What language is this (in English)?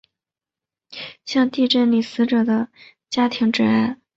Chinese